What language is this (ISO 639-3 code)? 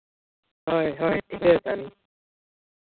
sat